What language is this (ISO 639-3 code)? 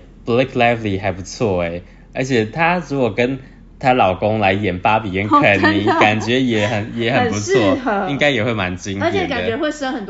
zho